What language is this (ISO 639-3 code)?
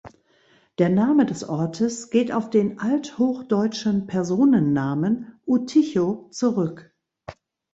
deu